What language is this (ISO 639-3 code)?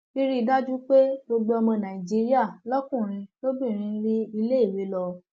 yor